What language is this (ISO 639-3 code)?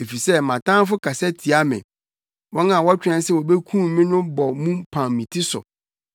aka